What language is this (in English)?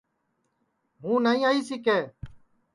Sansi